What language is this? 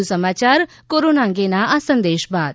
Gujarati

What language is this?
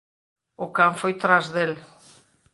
Galician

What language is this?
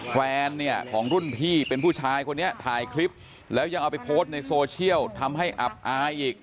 Thai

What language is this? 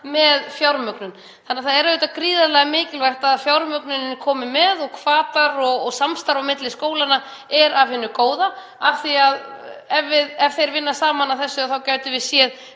Icelandic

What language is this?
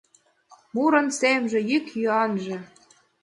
Mari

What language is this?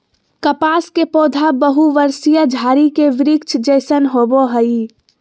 Magahi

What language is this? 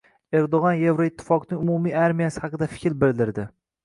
Uzbek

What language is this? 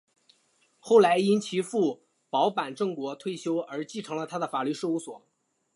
Chinese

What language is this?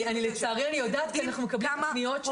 Hebrew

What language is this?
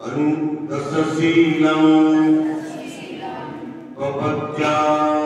Romanian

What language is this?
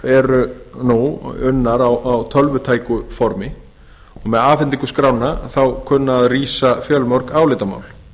Icelandic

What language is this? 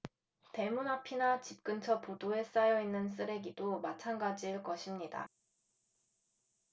Korean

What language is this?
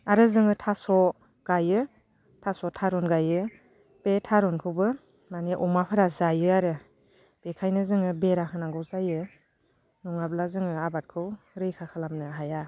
Bodo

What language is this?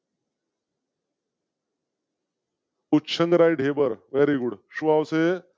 Gujarati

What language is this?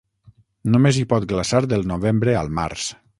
Catalan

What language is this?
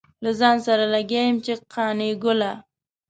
Pashto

